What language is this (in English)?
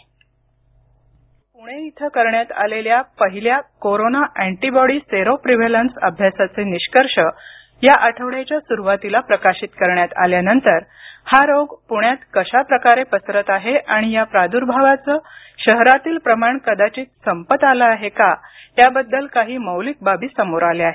Marathi